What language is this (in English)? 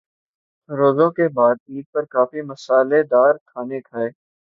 Urdu